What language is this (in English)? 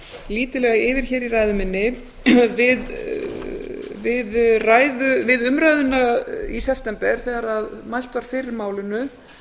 Icelandic